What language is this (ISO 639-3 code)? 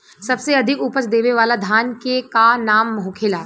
bho